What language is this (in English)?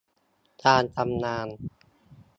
Thai